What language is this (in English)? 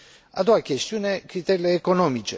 Romanian